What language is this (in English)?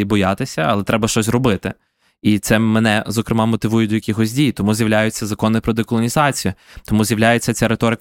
Ukrainian